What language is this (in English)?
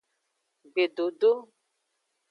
Aja (Benin)